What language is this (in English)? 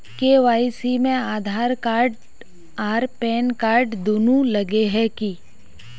Magahi